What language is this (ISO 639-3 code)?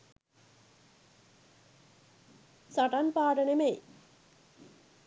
sin